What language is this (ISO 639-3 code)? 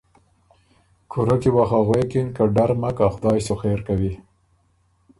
oru